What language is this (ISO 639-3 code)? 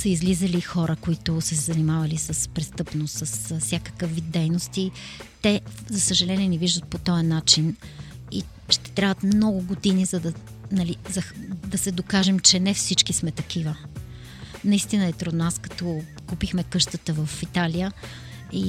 bul